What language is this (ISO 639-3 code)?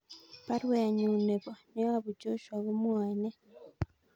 kln